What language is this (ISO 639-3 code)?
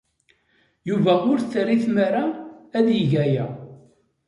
kab